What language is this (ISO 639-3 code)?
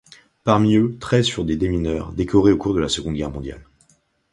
fra